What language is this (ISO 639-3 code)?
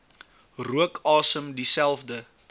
afr